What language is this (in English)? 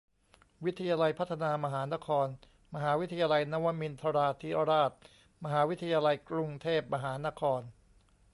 Thai